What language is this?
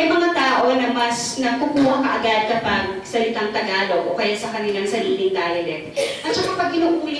Filipino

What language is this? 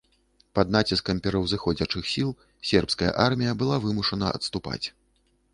Belarusian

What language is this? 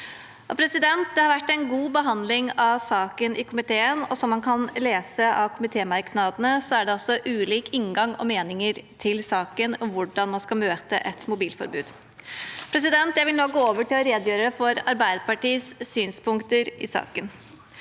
Norwegian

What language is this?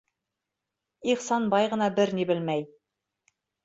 Bashkir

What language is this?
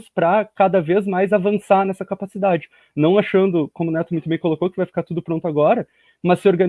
Portuguese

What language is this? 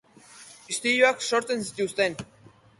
Basque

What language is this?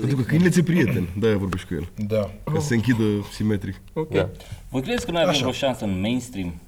Romanian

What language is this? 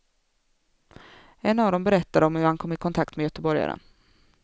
Swedish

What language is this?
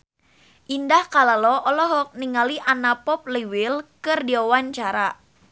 Sundanese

